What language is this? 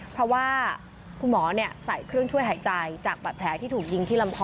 Thai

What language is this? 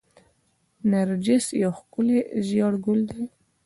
Pashto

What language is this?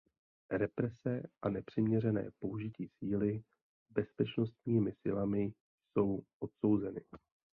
Czech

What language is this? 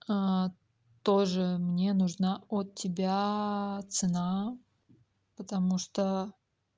Russian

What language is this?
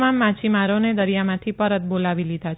Gujarati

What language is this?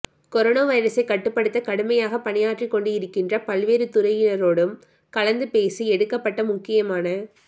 Tamil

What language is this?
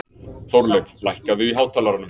Icelandic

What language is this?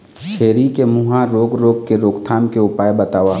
Chhattisgarhi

